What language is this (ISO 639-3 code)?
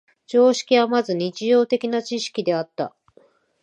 jpn